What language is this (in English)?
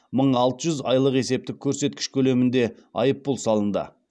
Kazakh